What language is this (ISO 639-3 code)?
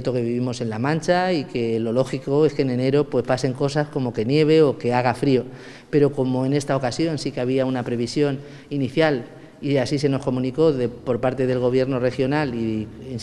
spa